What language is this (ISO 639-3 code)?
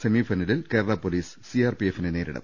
mal